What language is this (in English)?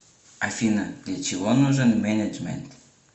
Russian